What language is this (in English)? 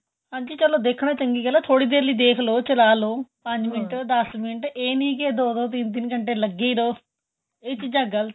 Punjabi